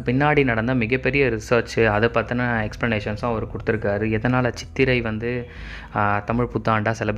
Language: Tamil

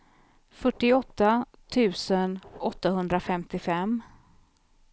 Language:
Swedish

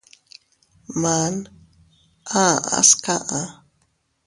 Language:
Teutila Cuicatec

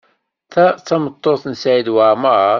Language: Kabyle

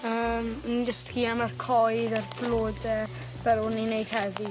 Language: Welsh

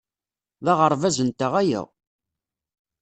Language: Kabyle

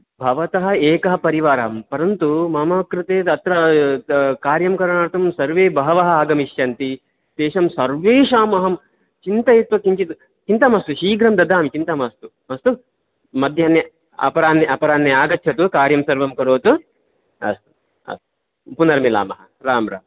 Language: Sanskrit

